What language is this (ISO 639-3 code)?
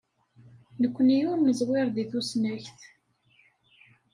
kab